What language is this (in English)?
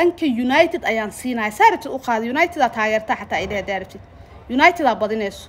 Arabic